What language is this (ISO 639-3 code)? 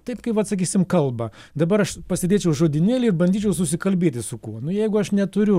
lit